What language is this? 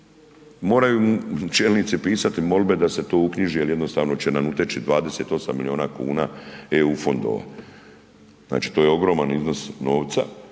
Croatian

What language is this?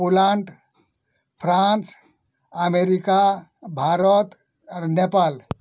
Odia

